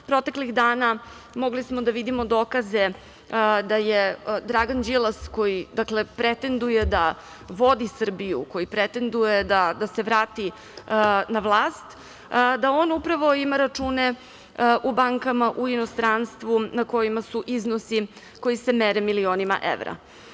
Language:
Serbian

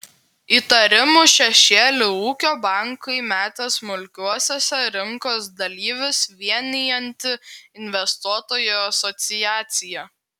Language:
Lithuanian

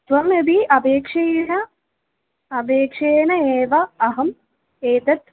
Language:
Sanskrit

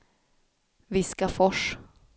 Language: Swedish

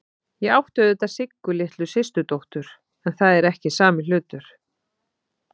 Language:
Icelandic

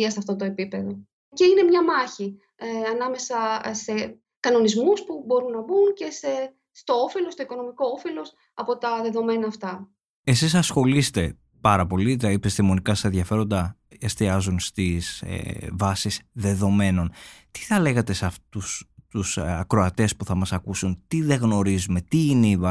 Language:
Greek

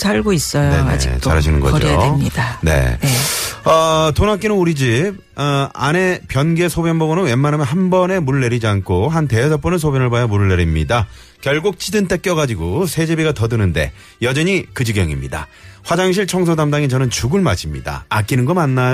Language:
Korean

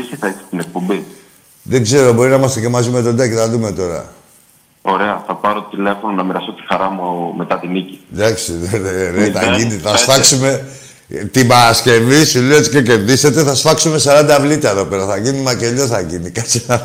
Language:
Greek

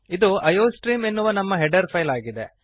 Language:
Kannada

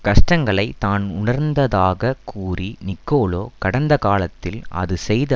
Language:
Tamil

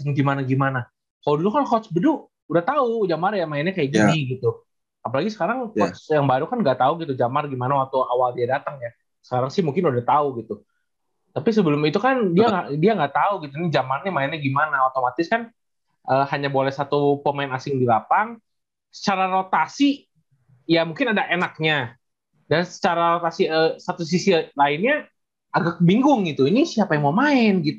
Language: Indonesian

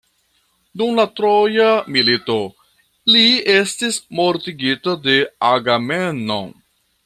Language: Esperanto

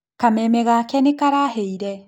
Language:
Kikuyu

